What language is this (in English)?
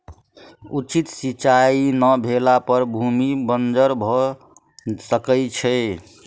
Maithili